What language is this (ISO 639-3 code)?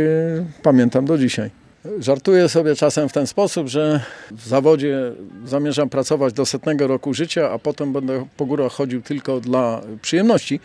pol